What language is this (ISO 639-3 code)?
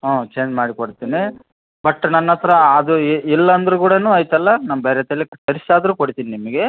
kan